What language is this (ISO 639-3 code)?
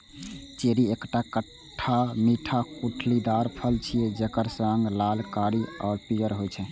mai